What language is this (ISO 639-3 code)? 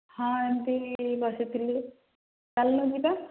ori